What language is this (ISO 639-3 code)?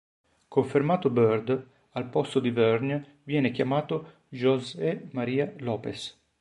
ita